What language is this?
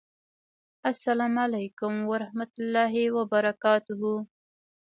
Pashto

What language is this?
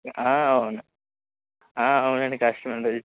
Telugu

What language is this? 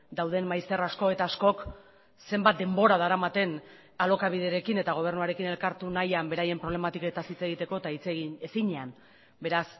Basque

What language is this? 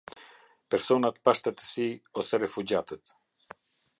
Albanian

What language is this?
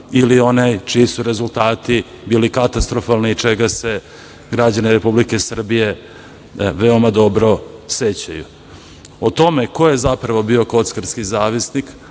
Serbian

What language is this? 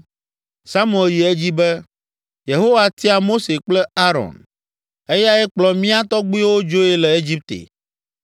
Ewe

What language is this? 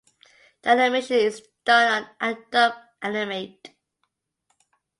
English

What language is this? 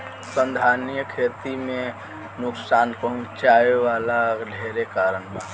Bhojpuri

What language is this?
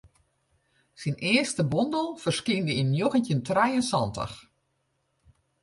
Western Frisian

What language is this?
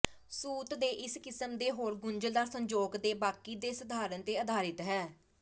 Punjabi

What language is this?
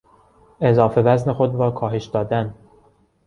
Persian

